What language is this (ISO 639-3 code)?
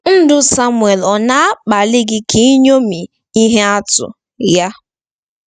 ibo